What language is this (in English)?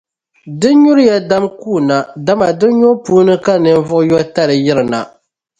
Dagbani